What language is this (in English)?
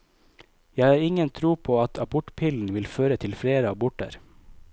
Norwegian